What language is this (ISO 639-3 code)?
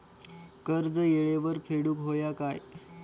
mar